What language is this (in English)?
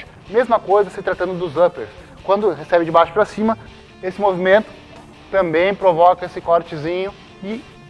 Portuguese